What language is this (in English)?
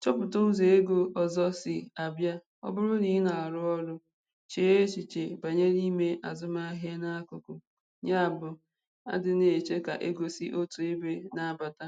Igbo